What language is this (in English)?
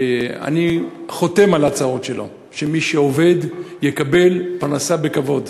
Hebrew